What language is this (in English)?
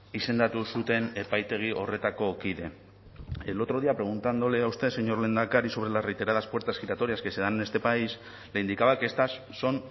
Spanish